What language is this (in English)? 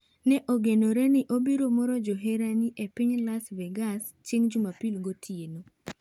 Luo (Kenya and Tanzania)